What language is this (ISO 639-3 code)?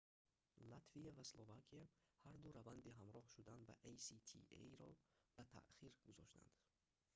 tgk